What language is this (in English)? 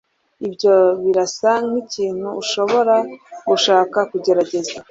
Kinyarwanda